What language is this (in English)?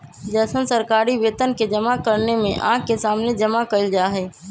Magahi